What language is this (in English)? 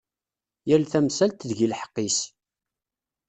Kabyle